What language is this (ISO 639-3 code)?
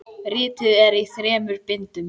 isl